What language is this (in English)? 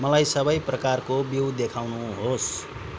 Nepali